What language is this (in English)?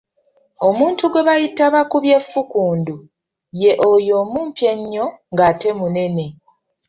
Ganda